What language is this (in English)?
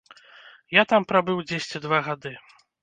Belarusian